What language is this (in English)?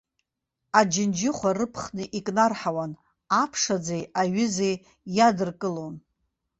Abkhazian